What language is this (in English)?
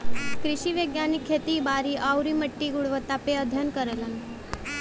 Bhojpuri